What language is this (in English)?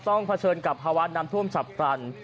Thai